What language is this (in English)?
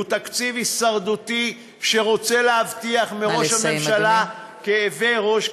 Hebrew